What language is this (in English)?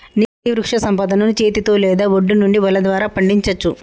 Telugu